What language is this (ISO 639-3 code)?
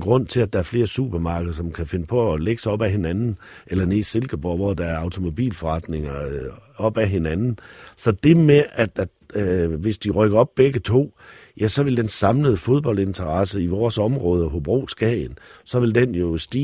dan